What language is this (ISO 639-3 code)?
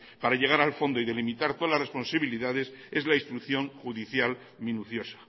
spa